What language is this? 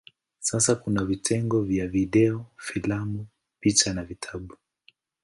Swahili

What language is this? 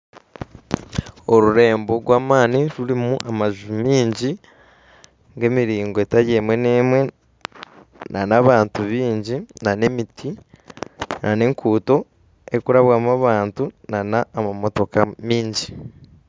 Nyankole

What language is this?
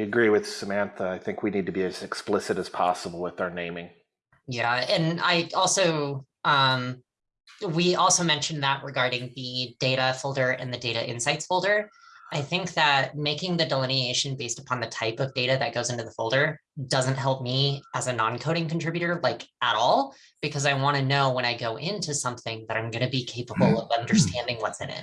English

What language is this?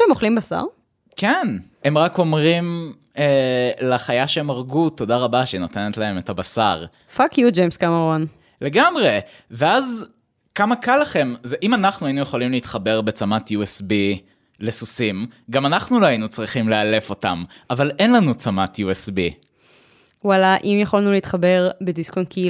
Hebrew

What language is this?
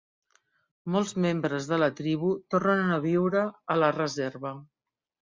Catalan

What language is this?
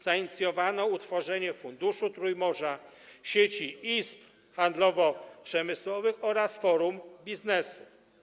Polish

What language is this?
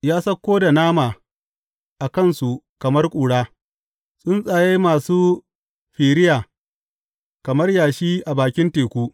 Hausa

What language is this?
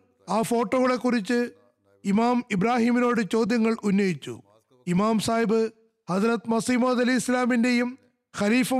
Malayalam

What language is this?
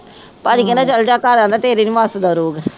Punjabi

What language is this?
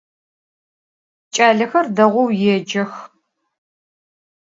Adyghe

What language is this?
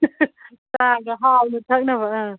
Manipuri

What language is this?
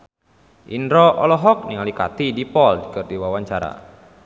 Sundanese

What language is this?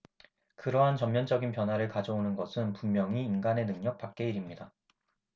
Korean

